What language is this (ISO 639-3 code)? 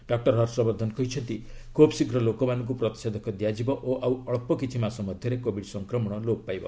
ori